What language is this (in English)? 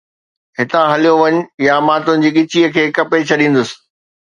Sindhi